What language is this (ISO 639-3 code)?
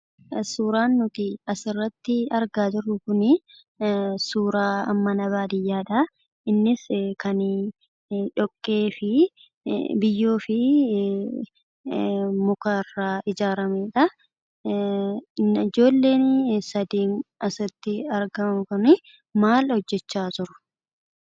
orm